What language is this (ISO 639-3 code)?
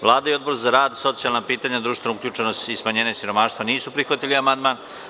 srp